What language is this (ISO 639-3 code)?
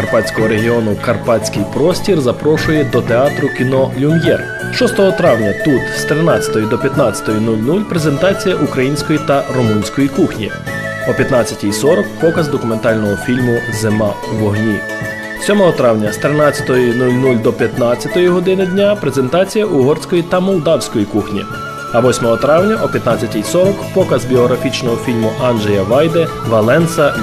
ukr